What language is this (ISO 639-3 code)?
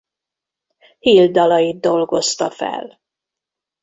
hun